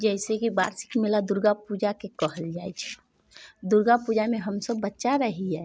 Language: Maithili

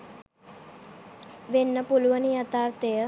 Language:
Sinhala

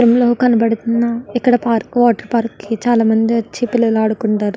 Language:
Telugu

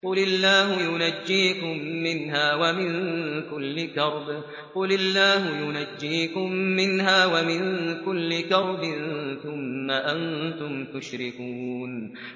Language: Arabic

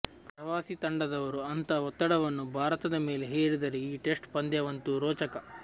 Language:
Kannada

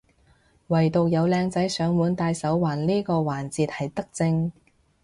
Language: Cantonese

